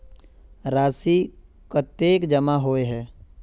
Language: Magahi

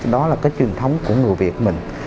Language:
Vietnamese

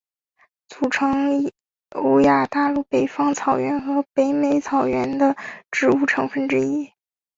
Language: Chinese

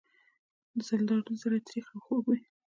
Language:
Pashto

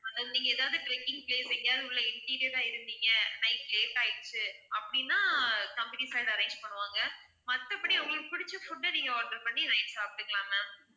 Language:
Tamil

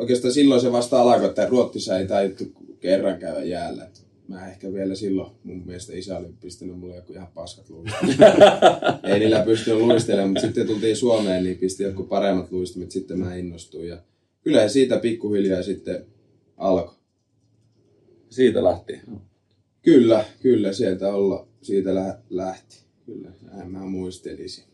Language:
Finnish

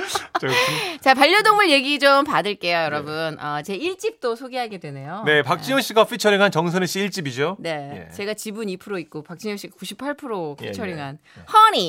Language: Korean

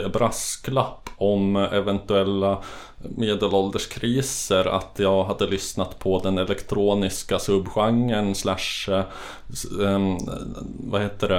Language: Swedish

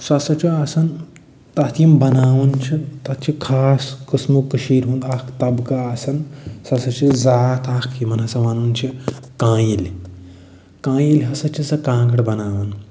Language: Kashmiri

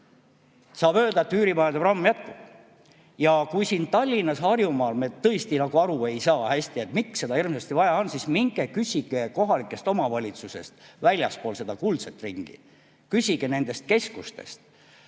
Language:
Estonian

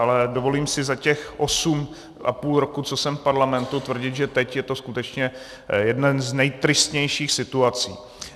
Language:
Czech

